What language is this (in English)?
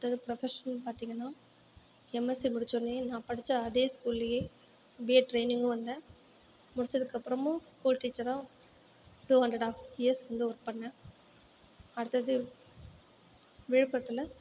Tamil